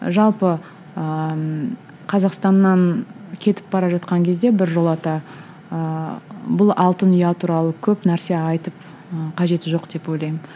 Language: Kazakh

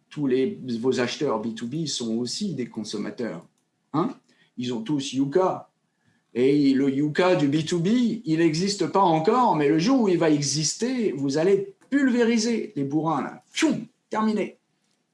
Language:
French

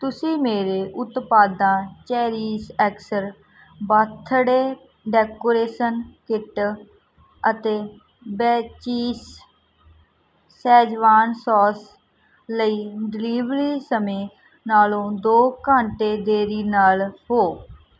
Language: Punjabi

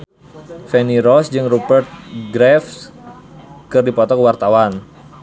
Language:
Sundanese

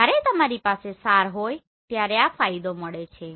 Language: Gujarati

